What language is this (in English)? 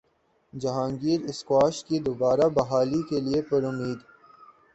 Urdu